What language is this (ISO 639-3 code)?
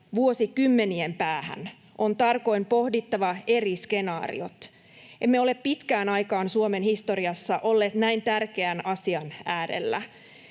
fin